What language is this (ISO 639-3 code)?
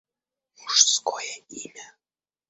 rus